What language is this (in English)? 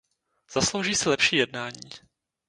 Czech